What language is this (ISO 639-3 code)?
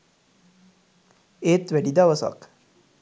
sin